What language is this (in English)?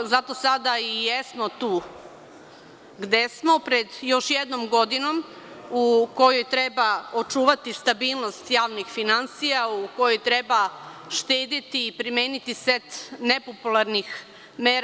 Serbian